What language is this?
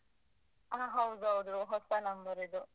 Kannada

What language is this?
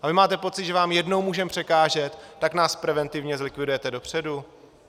Czech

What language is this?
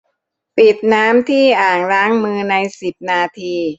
Thai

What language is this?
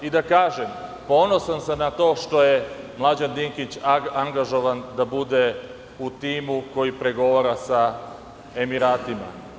Serbian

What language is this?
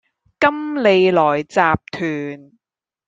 Cantonese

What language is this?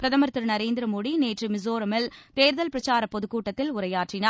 Tamil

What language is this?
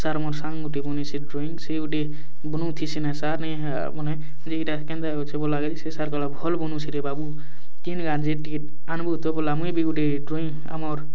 Odia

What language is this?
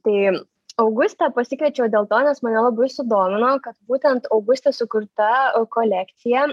Lithuanian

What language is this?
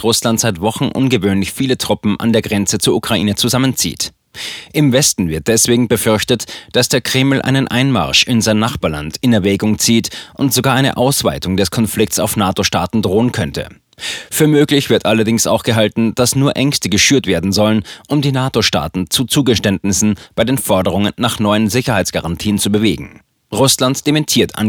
German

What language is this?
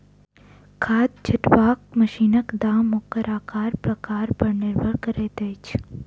Maithili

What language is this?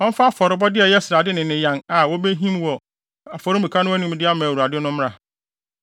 Akan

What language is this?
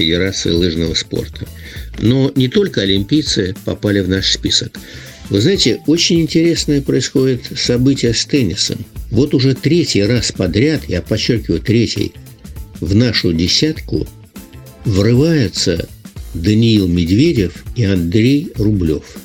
Russian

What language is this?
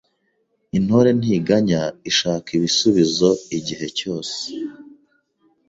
Kinyarwanda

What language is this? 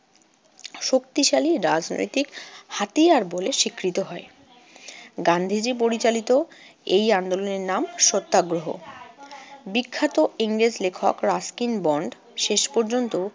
Bangla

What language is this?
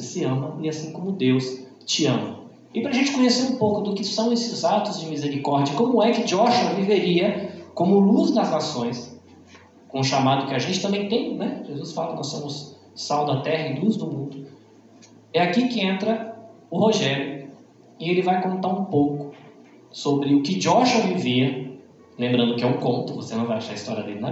Portuguese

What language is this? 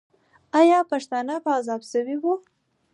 Pashto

